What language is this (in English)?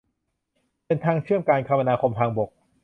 Thai